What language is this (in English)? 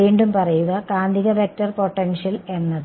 Malayalam